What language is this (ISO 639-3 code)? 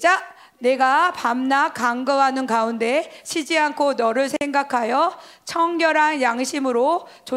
kor